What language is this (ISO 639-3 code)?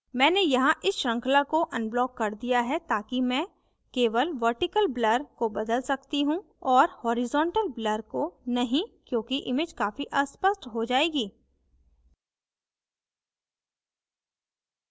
hin